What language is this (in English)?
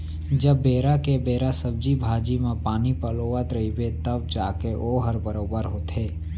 Chhattisgarhi